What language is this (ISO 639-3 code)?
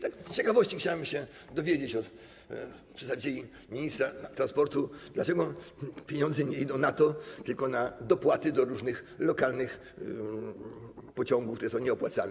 pol